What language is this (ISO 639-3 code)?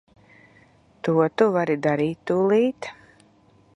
lav